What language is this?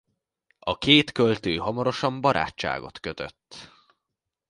Hungarian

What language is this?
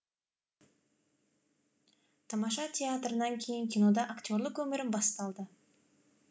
Kazakh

